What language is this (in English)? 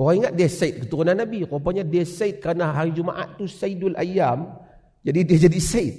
Malay